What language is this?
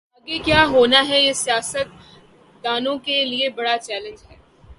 Urdu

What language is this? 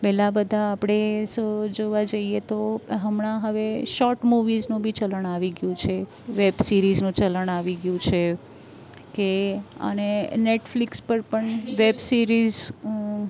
Gujarati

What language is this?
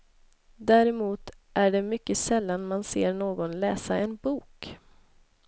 Swedish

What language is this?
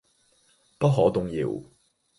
Cantonese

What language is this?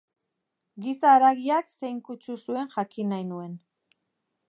Basque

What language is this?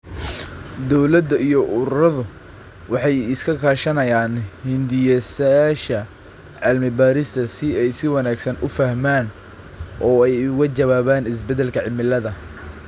Somali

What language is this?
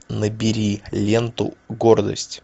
Russian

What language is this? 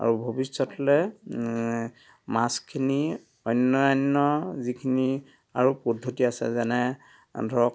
Assamese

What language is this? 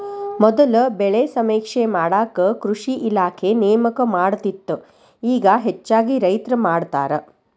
Kannada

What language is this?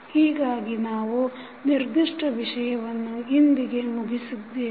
Kannada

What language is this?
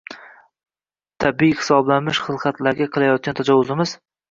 Uzbek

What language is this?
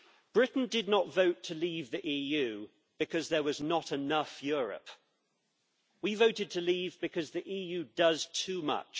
English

